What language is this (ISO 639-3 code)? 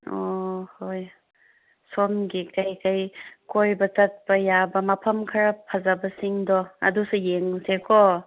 mni